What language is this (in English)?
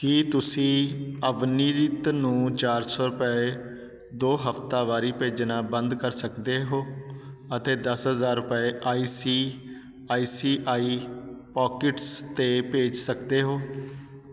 Punjabi